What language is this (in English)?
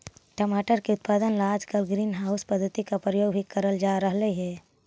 Magahi